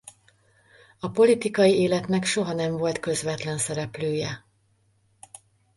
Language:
Hungarian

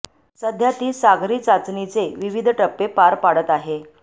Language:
Marathi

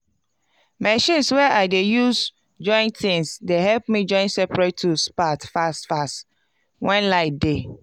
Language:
Nigerian Pidgin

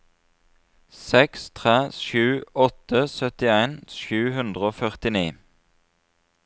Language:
Norwegian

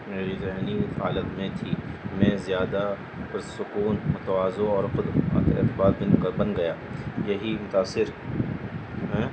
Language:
Urdu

